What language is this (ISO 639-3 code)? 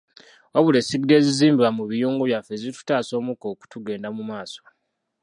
lug